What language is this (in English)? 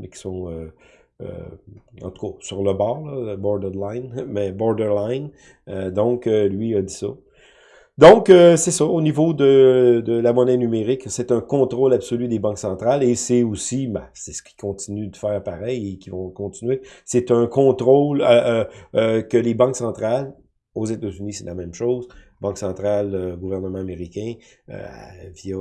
French